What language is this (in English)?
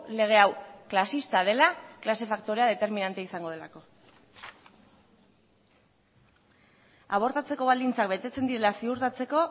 Basque